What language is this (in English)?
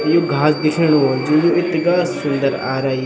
Garhwali